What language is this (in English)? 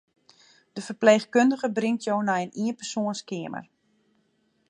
Western Frisian